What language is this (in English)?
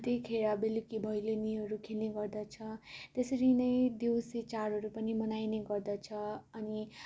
Nepali